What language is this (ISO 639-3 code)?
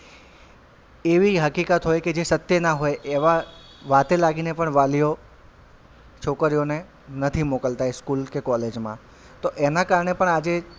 guj